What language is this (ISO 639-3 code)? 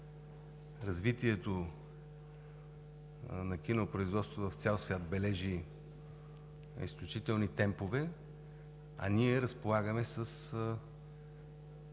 bul